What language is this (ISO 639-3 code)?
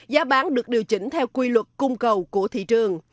vie